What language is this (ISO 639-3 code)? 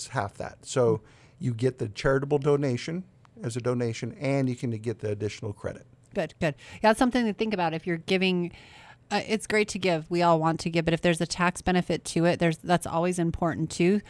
eng